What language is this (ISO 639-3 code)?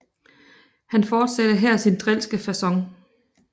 dan